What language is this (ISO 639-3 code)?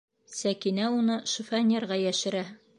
bak